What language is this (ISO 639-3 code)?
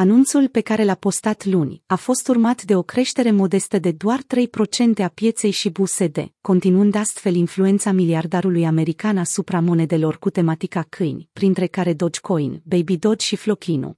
ron